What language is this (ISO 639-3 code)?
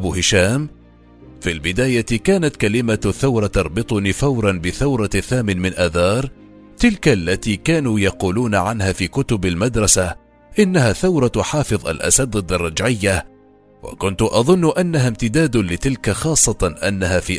ara